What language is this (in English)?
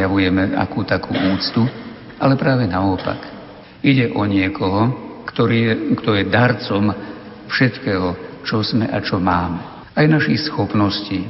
Slovak